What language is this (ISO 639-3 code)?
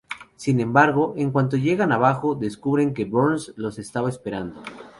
spa